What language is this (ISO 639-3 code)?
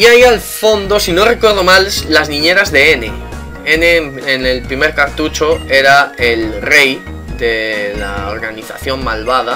spa